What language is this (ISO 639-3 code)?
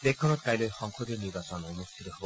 asm